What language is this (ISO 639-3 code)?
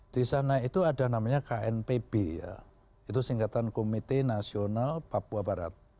ind